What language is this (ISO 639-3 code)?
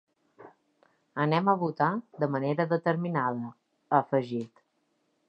cat